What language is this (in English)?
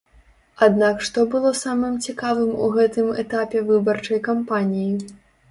Belarusian